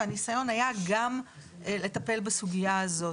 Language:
Hebrew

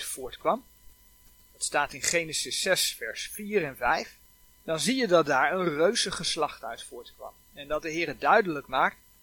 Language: Dutch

